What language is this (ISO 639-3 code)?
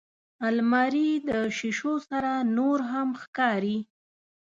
pus